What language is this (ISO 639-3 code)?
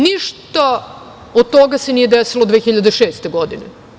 srp